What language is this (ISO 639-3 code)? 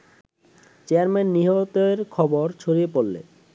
ben